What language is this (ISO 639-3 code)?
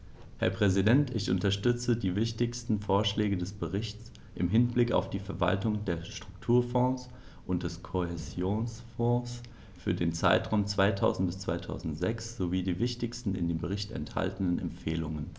deu